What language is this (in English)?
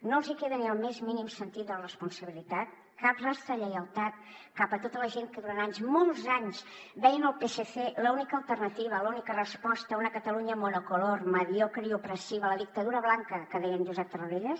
Catalan